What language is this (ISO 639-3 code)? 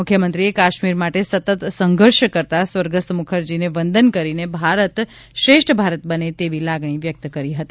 guj